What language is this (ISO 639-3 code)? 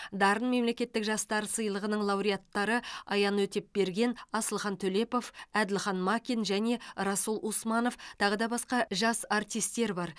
kaz